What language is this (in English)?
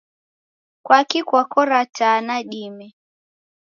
Taita